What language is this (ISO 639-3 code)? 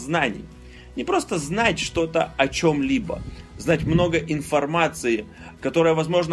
rus